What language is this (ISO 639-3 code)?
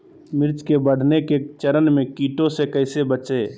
mag